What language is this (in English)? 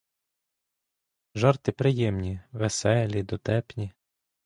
Ukrainian